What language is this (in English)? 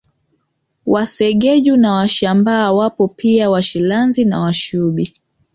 Swahili